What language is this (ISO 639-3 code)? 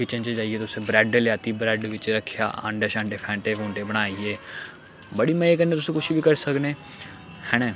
doi